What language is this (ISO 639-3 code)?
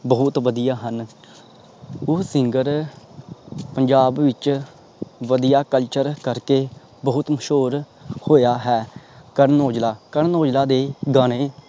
pan